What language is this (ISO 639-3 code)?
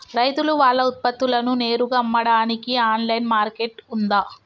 tel